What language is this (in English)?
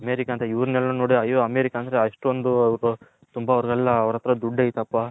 Kannada